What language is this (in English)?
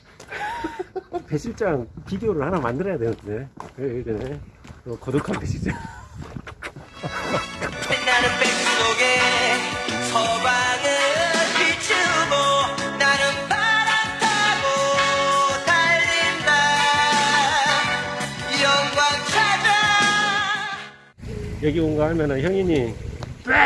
Korean